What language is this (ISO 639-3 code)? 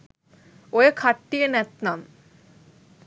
sin